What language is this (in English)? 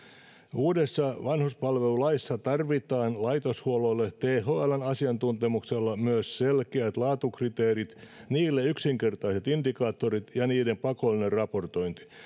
Finnish